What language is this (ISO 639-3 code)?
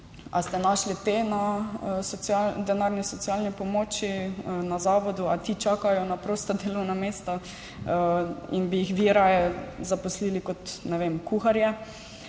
slv